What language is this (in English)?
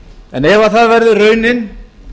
Icelandic